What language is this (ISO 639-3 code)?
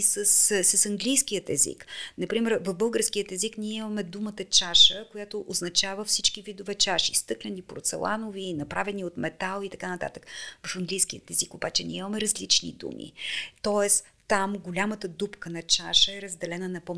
bul